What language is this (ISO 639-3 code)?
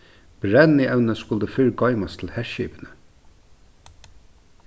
fao